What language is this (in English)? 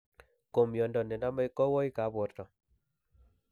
Kalenjin